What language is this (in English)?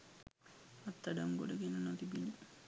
Sinhala